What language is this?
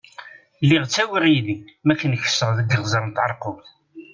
Kabyle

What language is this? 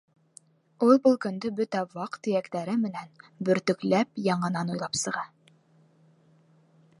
Bashkir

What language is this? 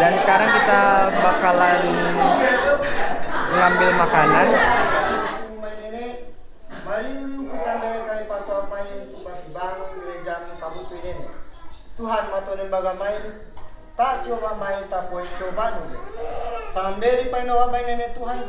Indonesian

